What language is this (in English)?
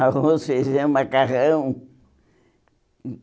Portuguese